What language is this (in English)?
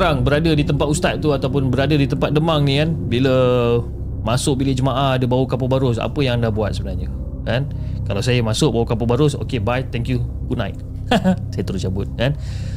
Malay